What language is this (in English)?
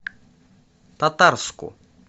Russian